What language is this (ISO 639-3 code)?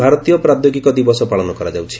ori